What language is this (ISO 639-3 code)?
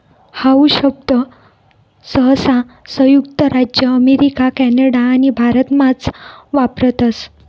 mar